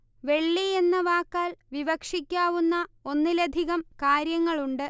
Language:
Malayalam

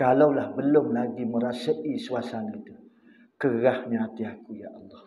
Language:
Malay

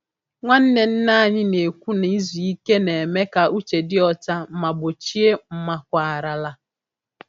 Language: Igbo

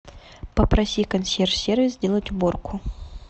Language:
Russian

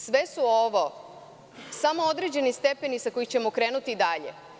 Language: Serbian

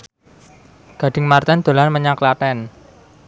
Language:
Javanese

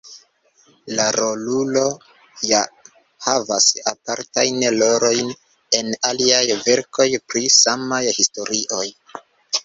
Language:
Esperanto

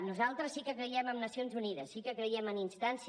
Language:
Catalan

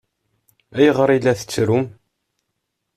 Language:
Kabyle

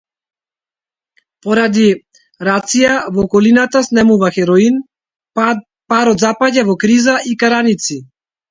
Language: Macedonian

